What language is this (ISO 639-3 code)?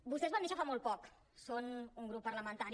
cat